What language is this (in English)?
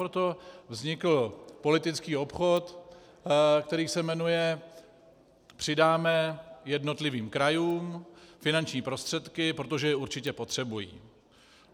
Czech